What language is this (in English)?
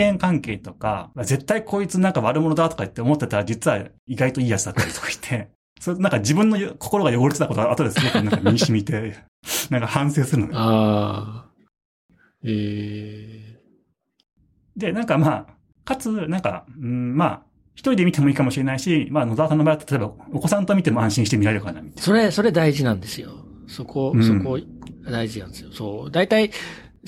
Japanese